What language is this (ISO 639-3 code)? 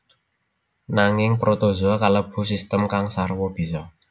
jav